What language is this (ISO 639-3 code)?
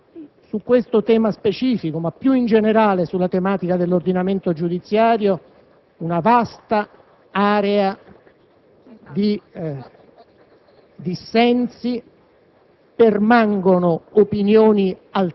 ita